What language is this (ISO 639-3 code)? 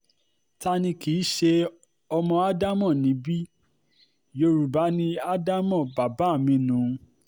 yor